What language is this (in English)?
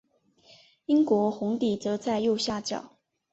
Chinese